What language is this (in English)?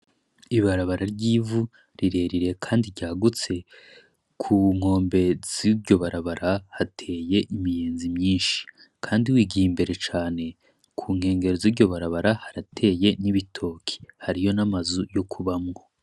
Rundi